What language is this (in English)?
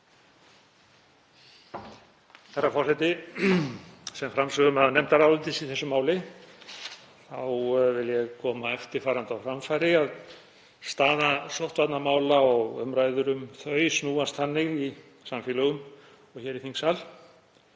Icelandic